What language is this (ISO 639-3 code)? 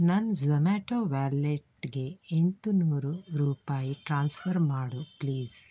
kan